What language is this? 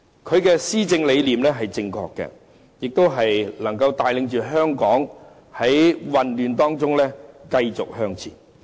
Cantonese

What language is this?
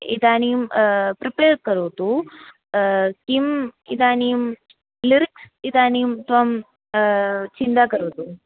Sanskrit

